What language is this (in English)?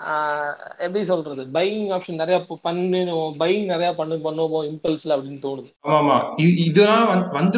Tamil